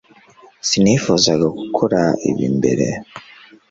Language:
Kinyarwanda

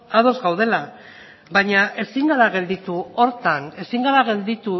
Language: Basque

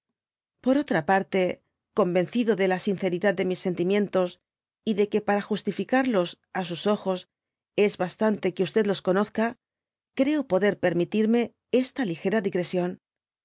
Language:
Spanish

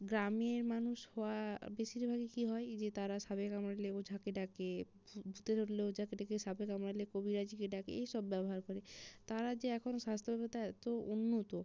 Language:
Bangla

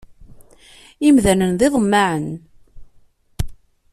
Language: Kabyle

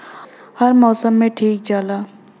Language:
Bhojpuri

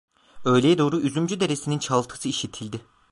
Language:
Turkish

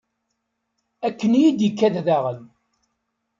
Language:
Kabyle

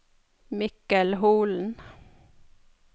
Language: Norwegian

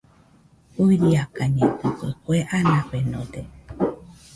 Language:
Nüpode Huitoto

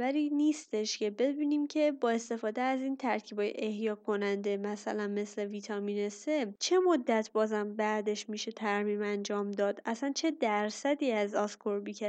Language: Persian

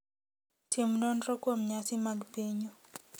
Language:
Luo (Kenya and Tanzania)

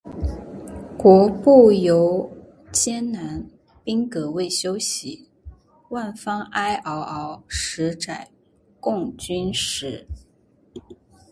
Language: Chinese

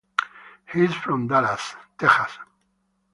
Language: English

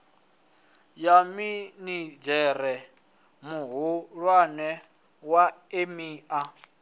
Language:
Venda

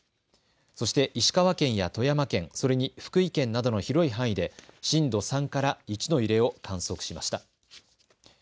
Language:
Japanese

